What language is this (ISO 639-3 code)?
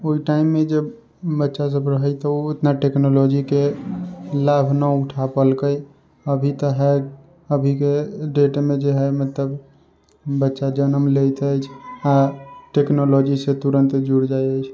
mai